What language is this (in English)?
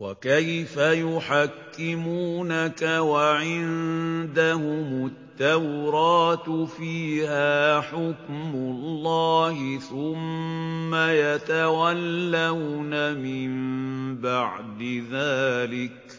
Arabic